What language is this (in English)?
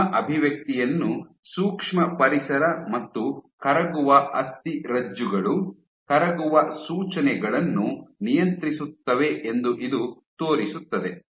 Kannada